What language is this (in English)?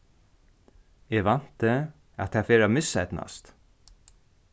Faroese